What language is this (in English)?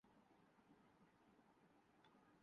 Urdu